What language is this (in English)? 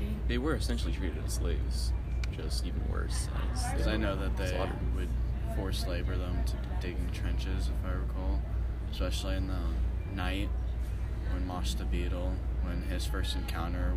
English